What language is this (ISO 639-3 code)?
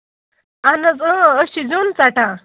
kas